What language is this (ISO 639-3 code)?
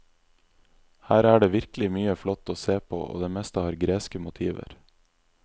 nor